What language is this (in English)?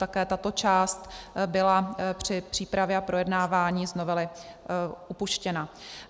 Czech